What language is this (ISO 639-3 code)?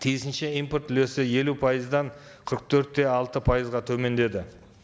kaz